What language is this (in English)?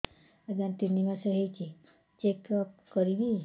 Odia